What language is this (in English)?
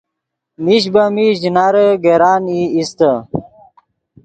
Yidgha